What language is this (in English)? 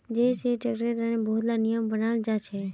Magahi